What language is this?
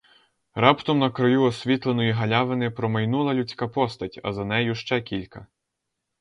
Ukrainian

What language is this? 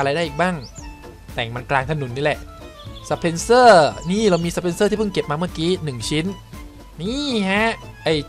Thai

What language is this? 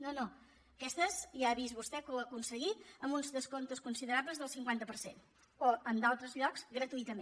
Catalan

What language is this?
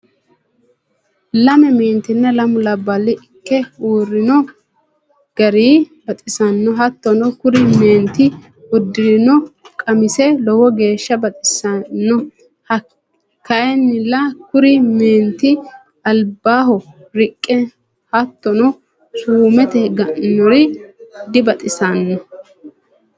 Sidamo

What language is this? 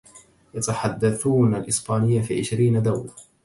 Arabic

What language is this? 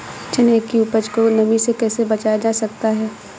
Hindi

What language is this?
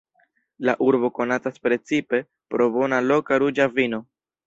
Esperanto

